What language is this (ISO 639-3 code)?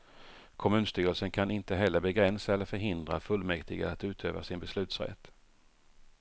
swe